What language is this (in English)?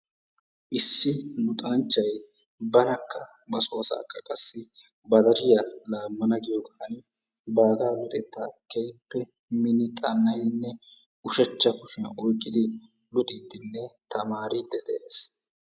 Wolaytta